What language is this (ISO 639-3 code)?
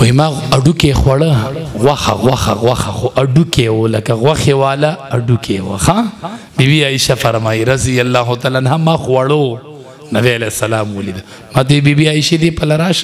ara